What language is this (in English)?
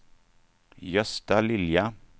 Swedish